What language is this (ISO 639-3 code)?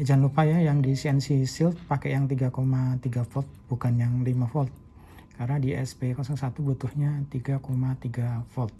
ind